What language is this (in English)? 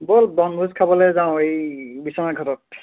Assamese